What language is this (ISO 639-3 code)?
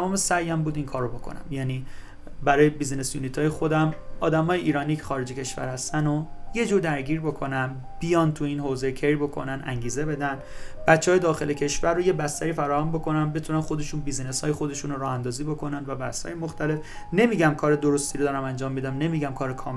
fas